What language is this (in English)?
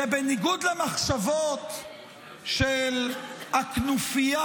Hebrew